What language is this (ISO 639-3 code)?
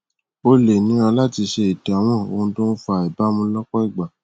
yor